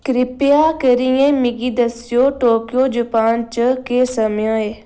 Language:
Dogri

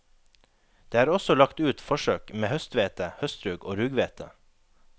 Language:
Norwegian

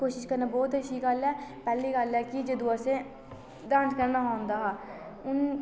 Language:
Dogri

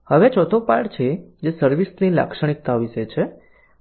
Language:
Gujarati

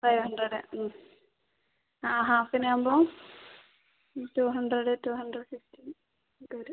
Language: Malayalam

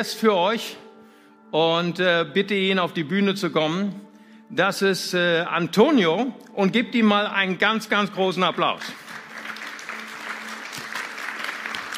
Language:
German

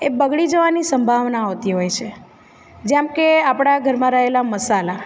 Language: Gujarati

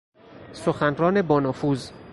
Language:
Persian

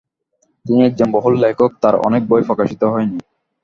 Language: Bangla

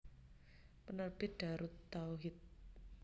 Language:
Javanese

